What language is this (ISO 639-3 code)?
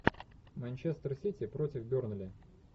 rus